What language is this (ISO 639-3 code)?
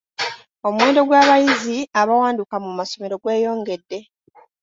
lug